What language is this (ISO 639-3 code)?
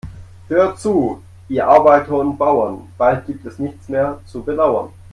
deu